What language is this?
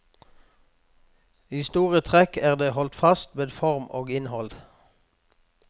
Norwegian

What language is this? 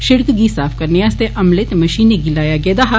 Dogri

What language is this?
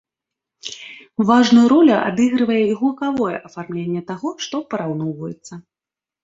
Belarusian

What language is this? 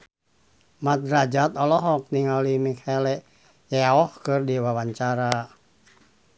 Sundanese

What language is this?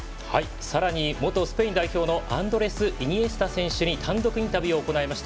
Japanese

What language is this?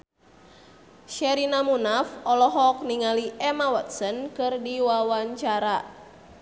Sundanese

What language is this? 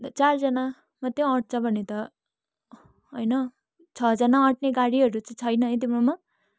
Nepali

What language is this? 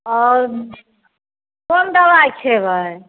Maithili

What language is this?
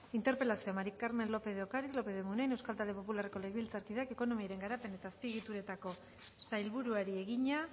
Basque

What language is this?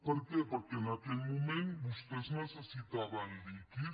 Catalan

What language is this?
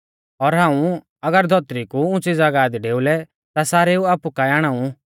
Mahasu Pahari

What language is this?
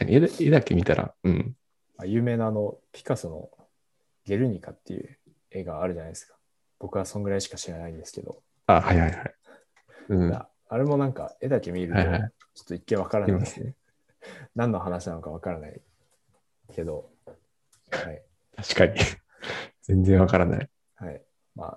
Japanese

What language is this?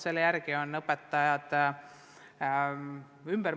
Estonian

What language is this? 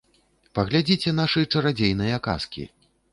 Belarusian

